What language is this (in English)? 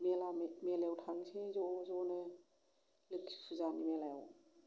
Bodo